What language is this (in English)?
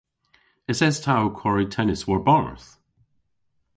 Cornish